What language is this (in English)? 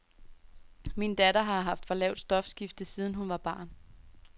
Danish